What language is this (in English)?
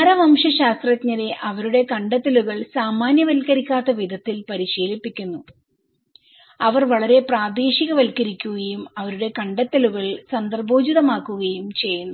Malayalam